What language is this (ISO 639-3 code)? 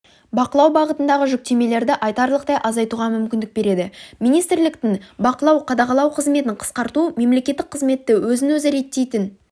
kaz